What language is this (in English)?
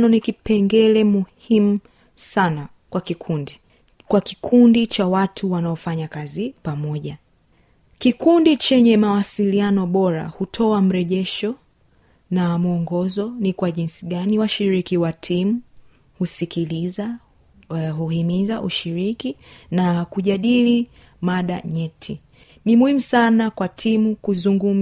Swahili